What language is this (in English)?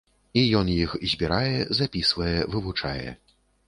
Belarusian